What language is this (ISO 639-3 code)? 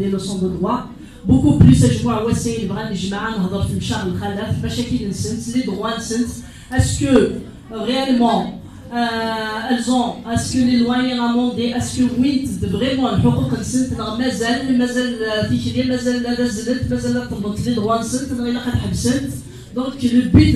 fra